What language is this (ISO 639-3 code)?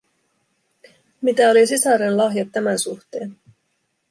fin